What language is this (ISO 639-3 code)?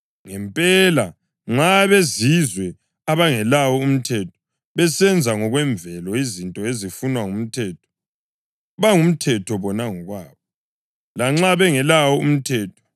nde